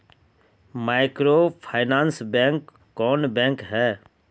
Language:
Magahi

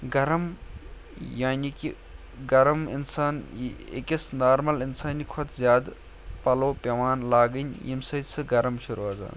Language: Kashmiri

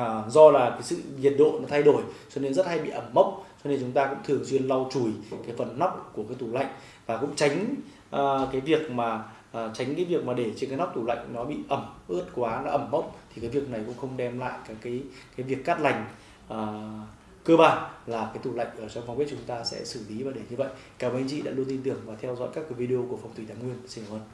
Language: Vietnamese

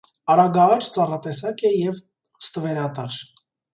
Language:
Armenian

